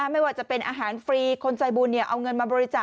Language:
Thai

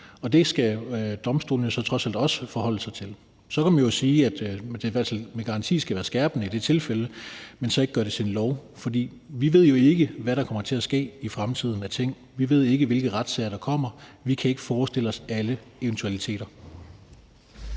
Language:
Danish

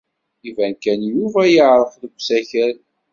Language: Kabyle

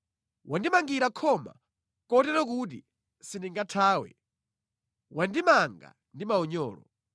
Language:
Nyanja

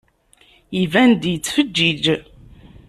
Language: Kabyle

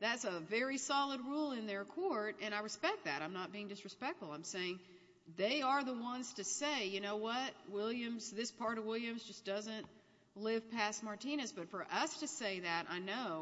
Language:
English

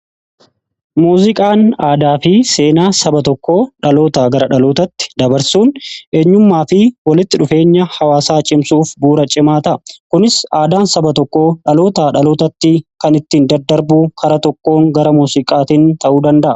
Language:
Oromo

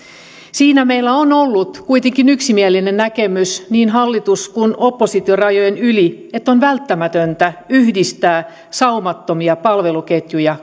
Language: Finnish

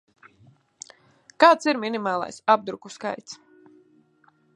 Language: Latvian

